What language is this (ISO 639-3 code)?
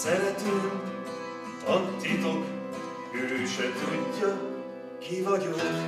hun